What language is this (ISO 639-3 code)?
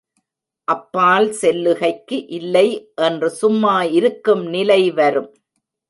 tam